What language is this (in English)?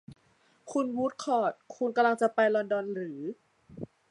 Thai